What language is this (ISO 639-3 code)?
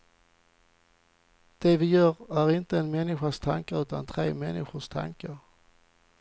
swe